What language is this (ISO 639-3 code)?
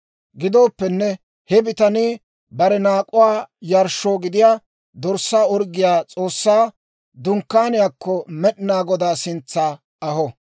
dwr